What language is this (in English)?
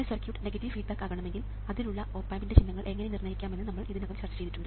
Malayalam